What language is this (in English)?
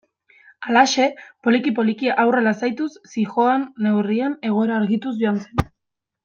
Basque